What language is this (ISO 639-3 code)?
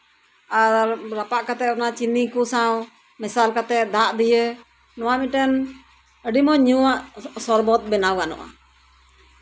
sat